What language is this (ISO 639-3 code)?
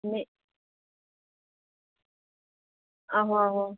doi